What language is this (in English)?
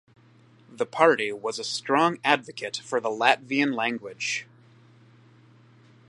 English